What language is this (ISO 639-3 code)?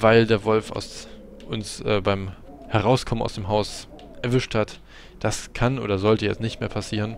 deu